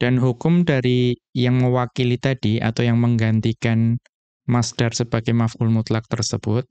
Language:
Indonesian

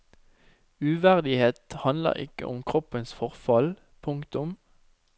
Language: Norwegian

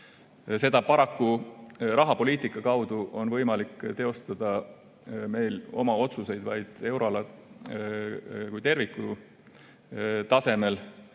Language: Estonian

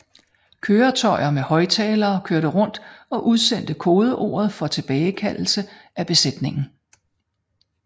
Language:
Danish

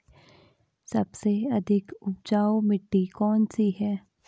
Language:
Hindi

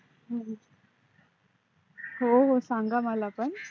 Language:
Marathi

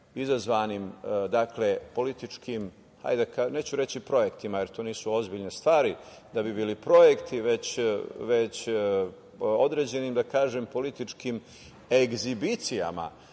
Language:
Serbian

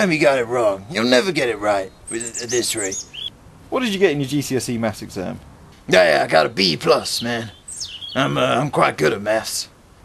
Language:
English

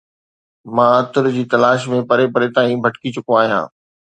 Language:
Sindhi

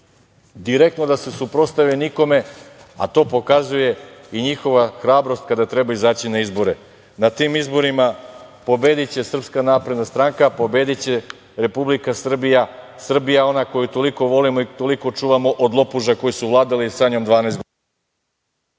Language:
Serbian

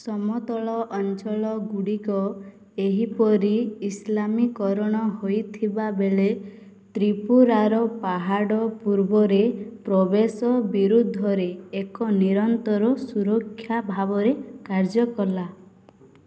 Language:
Odia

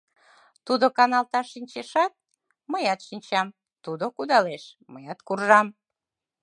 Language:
Mari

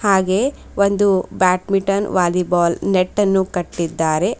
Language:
Kannada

